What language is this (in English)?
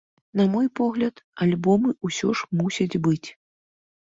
Belarusian